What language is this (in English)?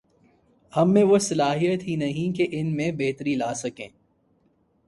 Urdu